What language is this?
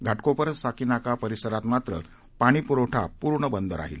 Marathi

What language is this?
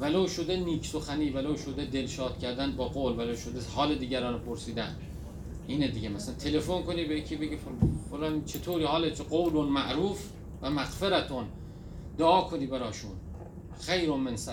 Persian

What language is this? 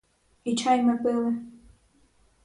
Ukrainian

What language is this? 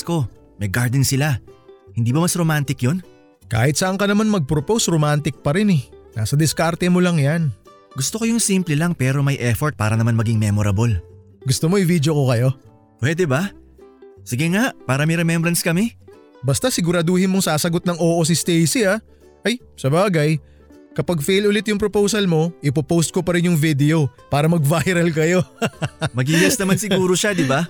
Filipino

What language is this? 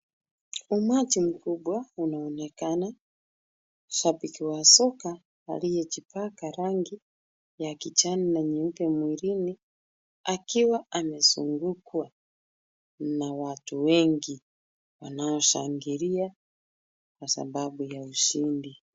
Swahili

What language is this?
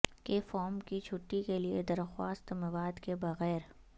Urdu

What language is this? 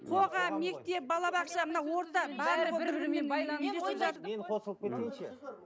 Kazakh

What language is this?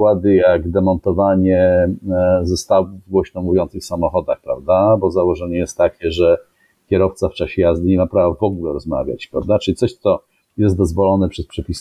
Polish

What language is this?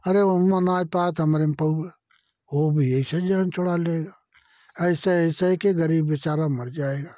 Hindi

